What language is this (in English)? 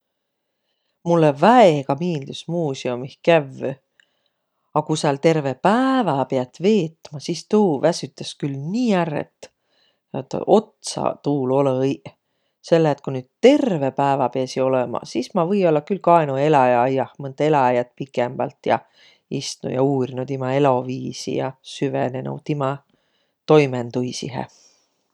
Võro